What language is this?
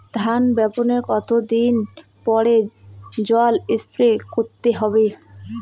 Bangla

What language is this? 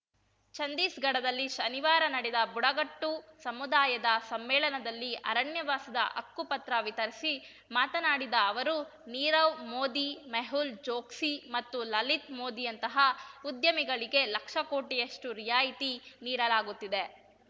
Kannada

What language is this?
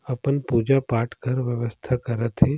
Surgujia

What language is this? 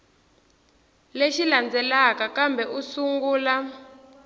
Tsonga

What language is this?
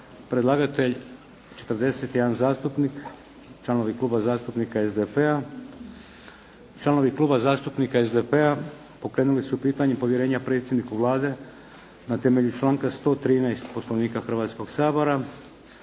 Croatian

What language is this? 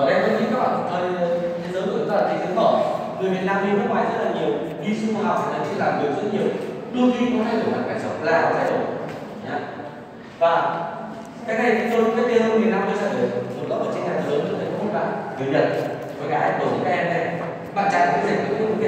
Vietnamese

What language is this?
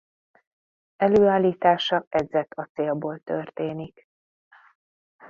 Hungarian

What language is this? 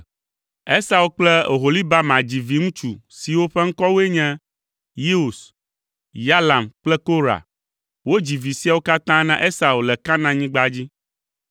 Ewe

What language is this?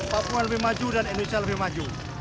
Indonesian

